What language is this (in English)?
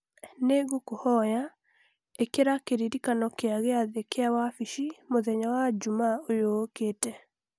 Kikuyu